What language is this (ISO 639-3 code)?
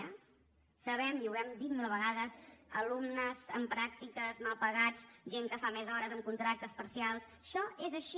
cat